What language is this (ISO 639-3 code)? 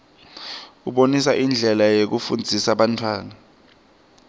ssw